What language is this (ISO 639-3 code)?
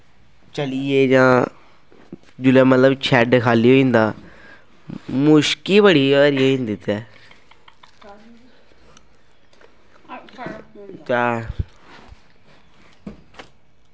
doi